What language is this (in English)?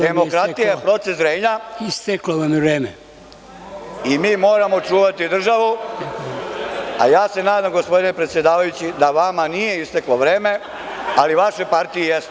Serbian